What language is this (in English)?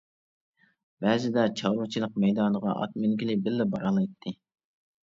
Uyghur